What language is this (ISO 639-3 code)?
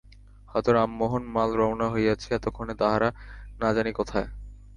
ben